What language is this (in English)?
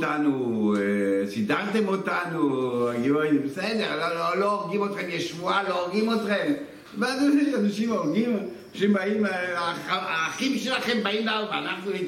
Hebrew